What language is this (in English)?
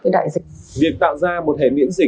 Vietnamese